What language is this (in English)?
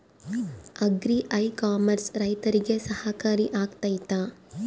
Kannada